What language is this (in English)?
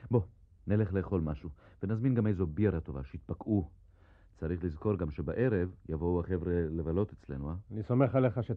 Hebrew